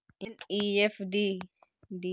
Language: Magahi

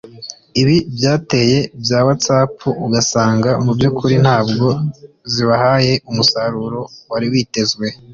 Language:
Kinyarwanda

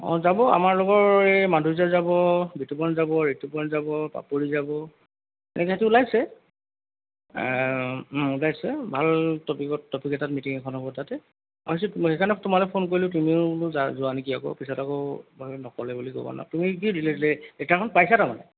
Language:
Assamese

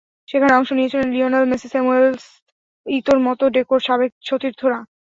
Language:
Bangla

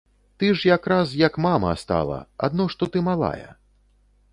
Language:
Belarusian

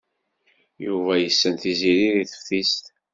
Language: Kabyle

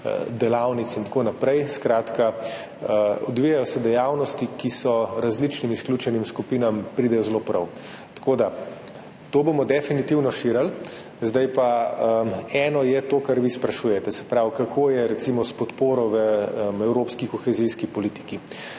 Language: Slovenian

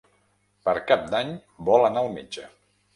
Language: Catalan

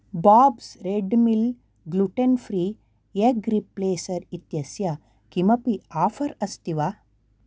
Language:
Sanskrit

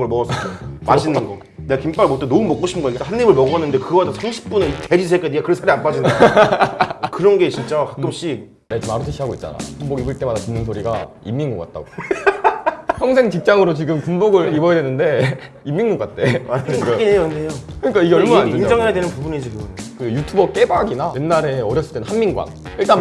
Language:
Korean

